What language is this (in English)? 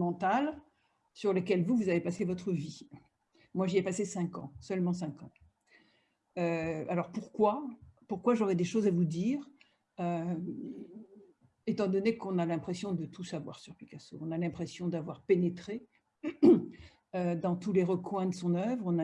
French